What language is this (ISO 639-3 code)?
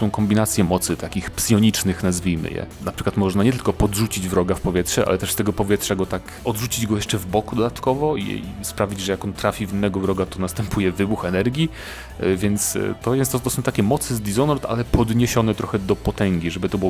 pol